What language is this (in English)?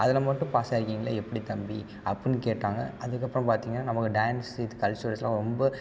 Tamil